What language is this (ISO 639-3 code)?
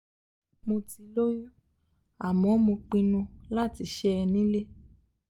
yor